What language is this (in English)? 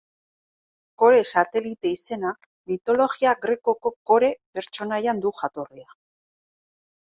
Basque